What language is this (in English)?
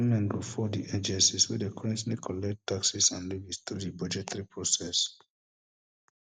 Nigerian Pidgin